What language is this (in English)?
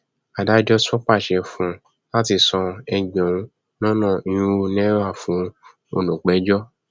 Yoruba